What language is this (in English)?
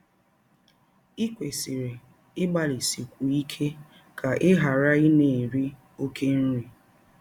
Igbo